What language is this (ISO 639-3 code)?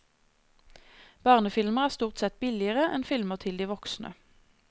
nor